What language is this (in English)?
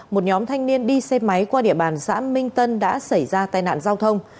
Vietnamese